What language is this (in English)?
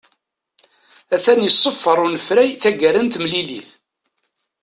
Kabyle